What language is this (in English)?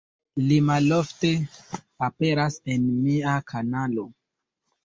Esperanto